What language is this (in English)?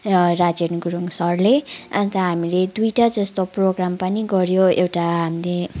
Nepali